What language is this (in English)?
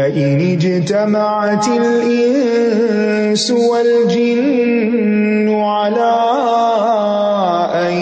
Urdu